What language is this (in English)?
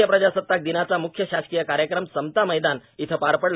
Marathi